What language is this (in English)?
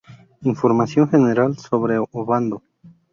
Spanish